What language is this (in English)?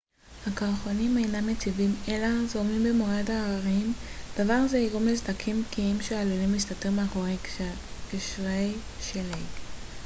Hebrew